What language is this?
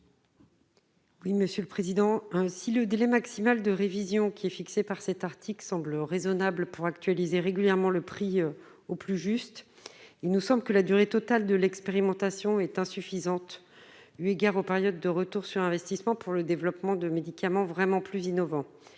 French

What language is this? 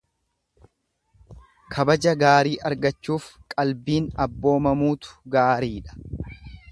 Oromo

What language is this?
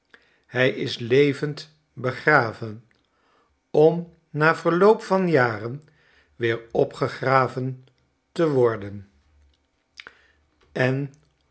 Dutch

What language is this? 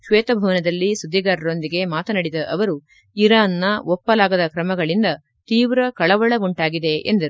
Kannada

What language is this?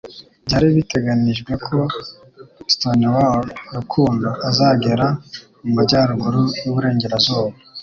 Kinyarwanda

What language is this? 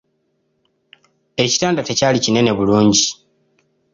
Ganda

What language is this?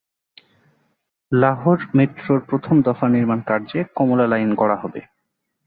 Bangla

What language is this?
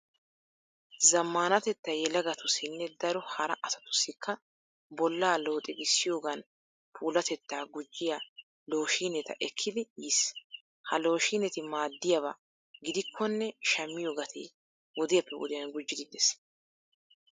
Wolaytta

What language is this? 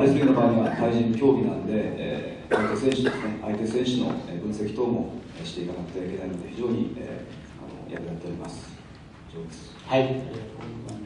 Japanese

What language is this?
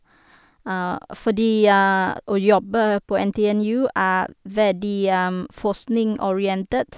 Norwegian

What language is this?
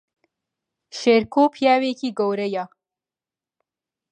Central Kurdish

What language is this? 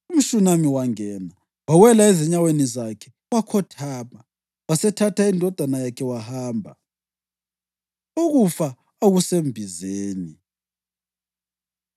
North Ndebele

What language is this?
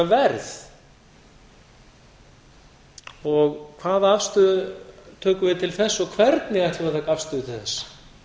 Icelandic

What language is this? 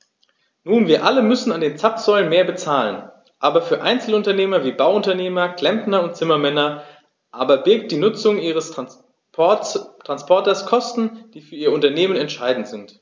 German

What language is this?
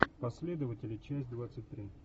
Russian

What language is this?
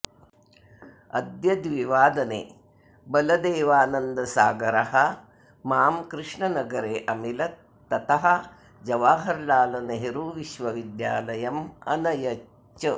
Sanskrit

